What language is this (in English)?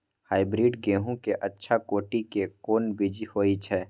Maithili